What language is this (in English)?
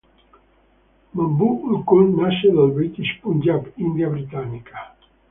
Italian